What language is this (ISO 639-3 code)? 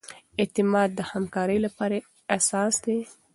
pus